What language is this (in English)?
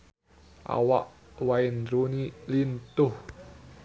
Sundanese